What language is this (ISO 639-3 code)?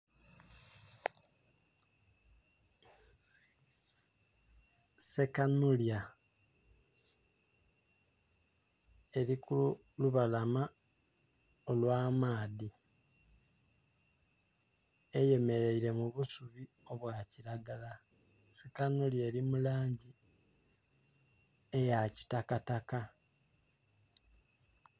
xog